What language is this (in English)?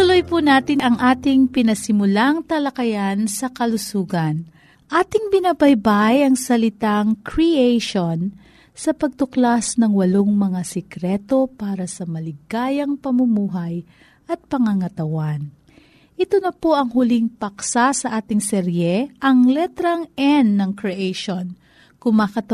Filipino